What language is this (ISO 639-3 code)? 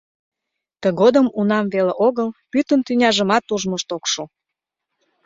chm